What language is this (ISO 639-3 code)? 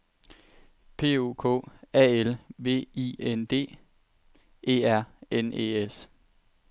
dan